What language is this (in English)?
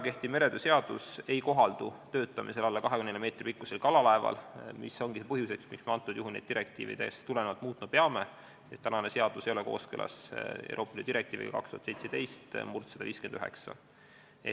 Estonian